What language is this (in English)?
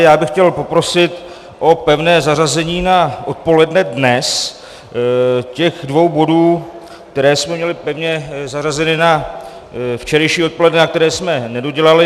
Czech